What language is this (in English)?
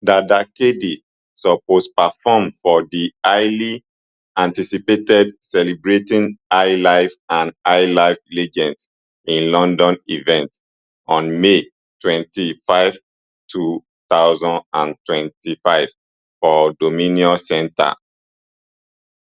Nigerian Pidgin